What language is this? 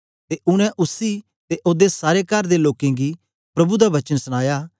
Dogri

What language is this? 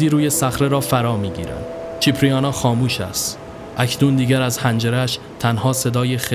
Persian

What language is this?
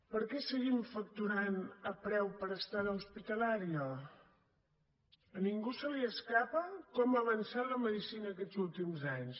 Catalan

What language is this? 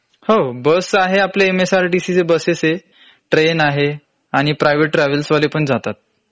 Marathi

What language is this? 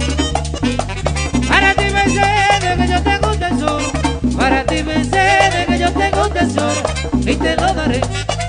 Spanish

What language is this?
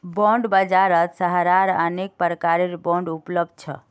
Magahi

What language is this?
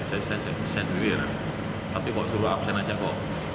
Indonesian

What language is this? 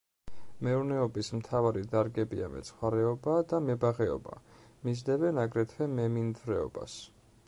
Georgian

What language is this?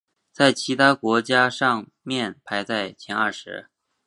Chinese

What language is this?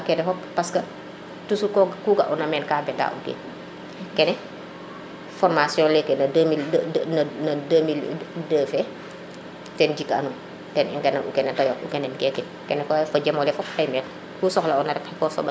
Serer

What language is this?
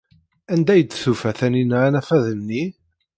Kabyle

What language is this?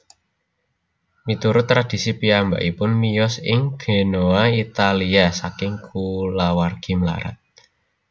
Javanese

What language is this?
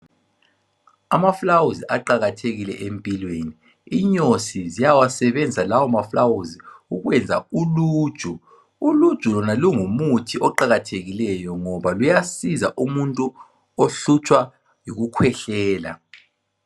North Ndebele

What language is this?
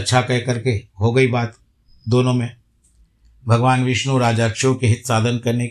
Hindi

